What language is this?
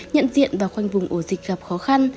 Vietnamese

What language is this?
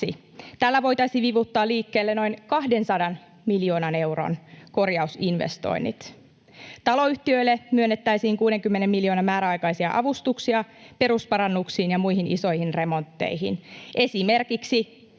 Finnish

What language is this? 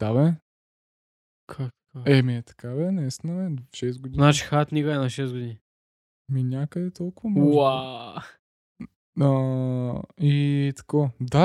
Bulgarian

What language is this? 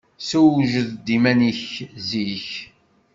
Kabyle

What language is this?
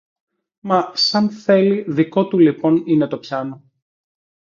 Greek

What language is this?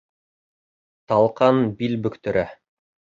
Bashkir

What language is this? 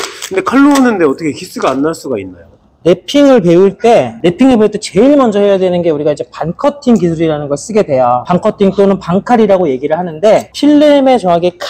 Korean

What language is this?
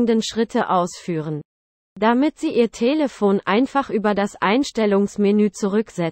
German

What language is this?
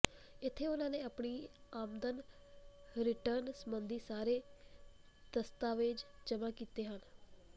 Punjabi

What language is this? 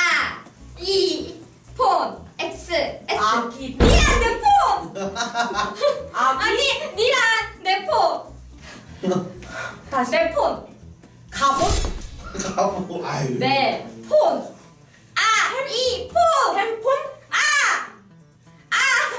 Korean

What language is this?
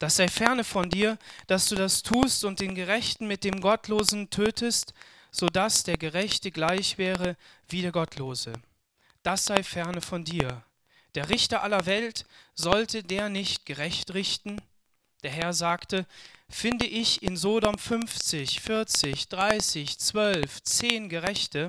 German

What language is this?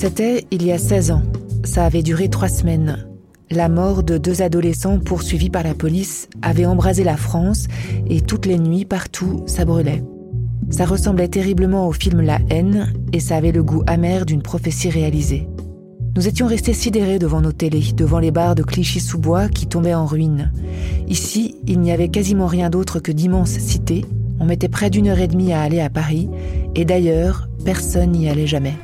French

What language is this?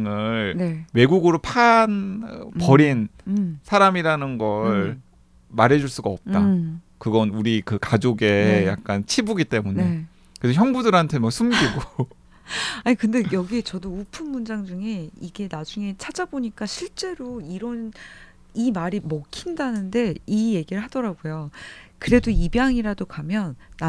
Korean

